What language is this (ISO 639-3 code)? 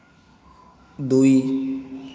ori